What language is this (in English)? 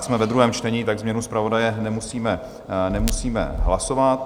Czech